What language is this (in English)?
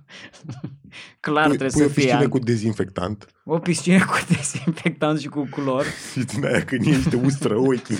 Romanian